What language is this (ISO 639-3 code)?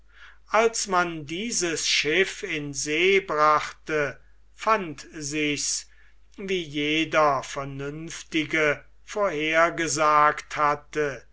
deu